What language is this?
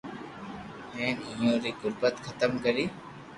Loarki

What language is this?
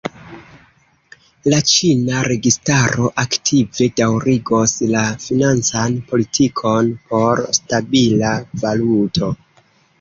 Esperanto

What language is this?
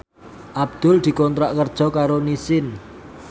Javanese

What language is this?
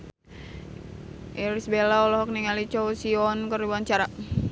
Sundanese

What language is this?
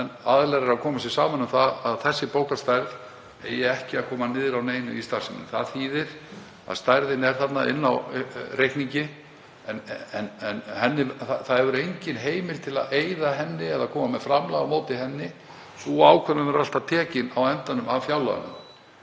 Icelandic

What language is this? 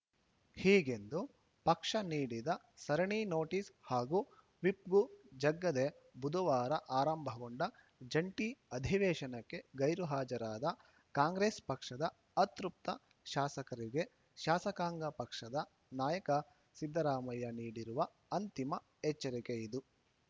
Kannada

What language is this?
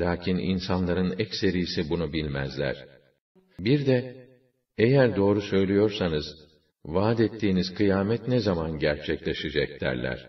Turkish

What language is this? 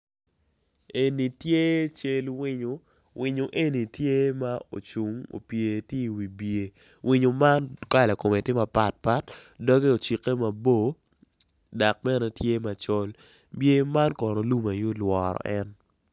Acoli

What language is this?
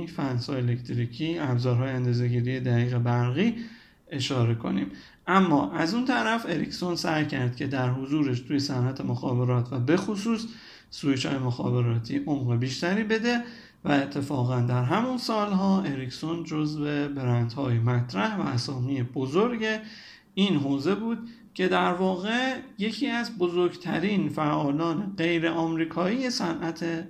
Persian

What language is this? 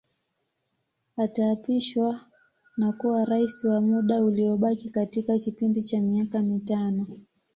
Swahili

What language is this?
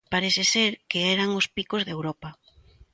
Galician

